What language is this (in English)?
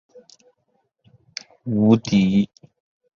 Chinese